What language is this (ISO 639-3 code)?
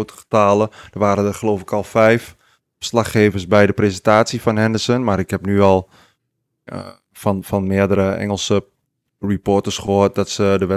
nld